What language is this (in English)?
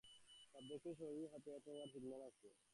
Bangla